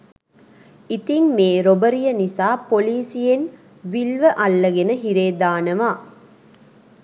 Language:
Sinhala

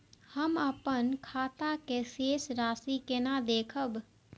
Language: Maithili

